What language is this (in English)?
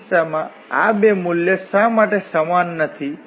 Gujarati